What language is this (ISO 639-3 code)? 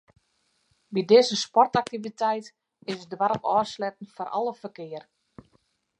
fry